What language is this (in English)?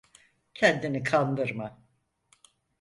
Turkish